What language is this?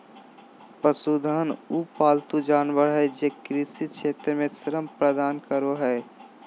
Magahi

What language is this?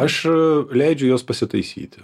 Lithuanian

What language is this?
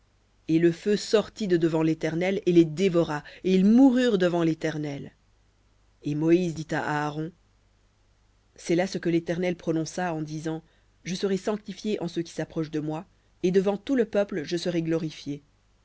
French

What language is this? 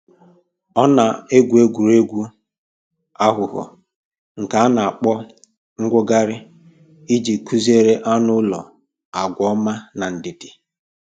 Igbo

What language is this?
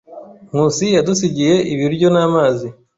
Kinyarwanda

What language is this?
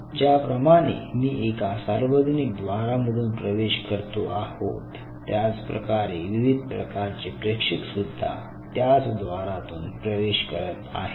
Marathi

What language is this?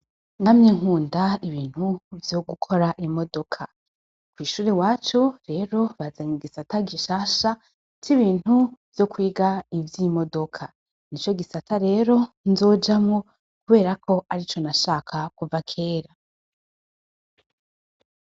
Rundi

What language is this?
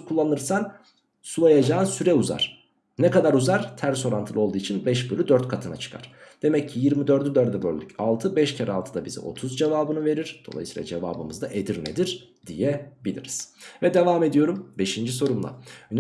Turkish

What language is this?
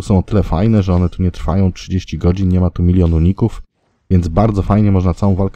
Polish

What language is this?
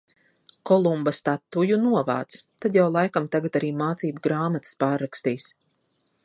Latvian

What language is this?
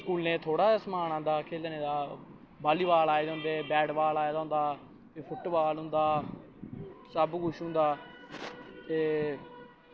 Dogri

